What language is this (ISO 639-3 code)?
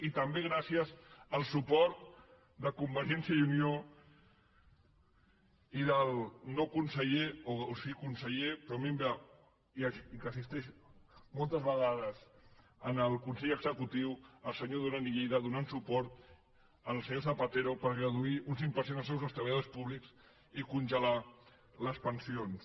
cat